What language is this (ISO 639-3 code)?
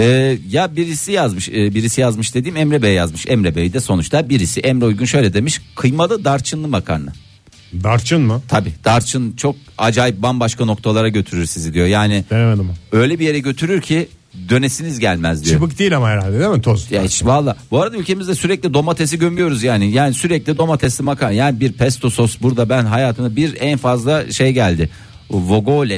tur